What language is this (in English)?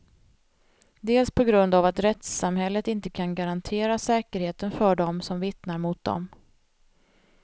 Swedish